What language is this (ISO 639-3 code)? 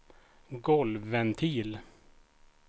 swe